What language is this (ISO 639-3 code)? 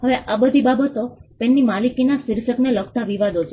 guj